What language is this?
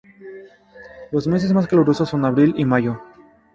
Spanish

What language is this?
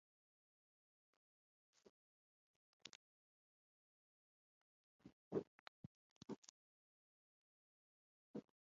Basque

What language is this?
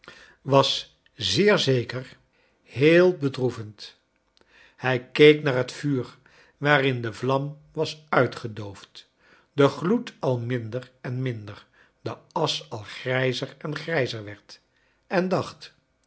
Dutch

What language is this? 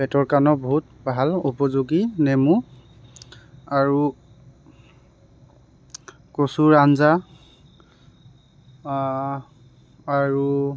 Assamese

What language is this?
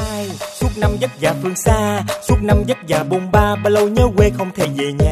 Vietnamese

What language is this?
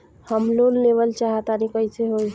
Bhojpuri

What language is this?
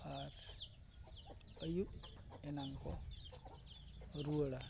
Santali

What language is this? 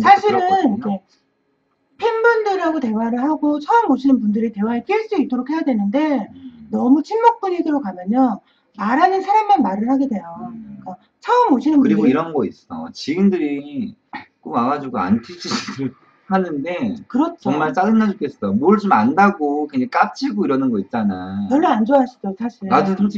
Korean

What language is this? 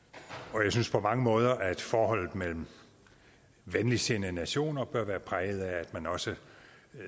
Danish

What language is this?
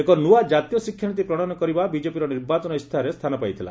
Odia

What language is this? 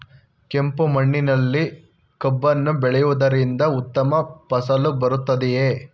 Kannada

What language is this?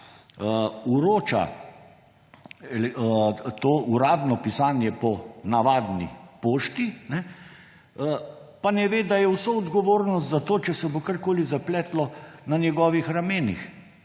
Slovenian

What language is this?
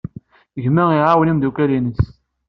Kabyle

